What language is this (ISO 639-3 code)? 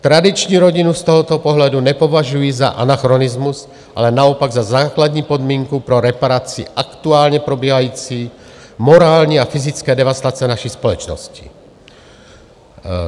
ces